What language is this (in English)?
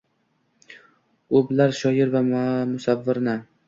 Uzbek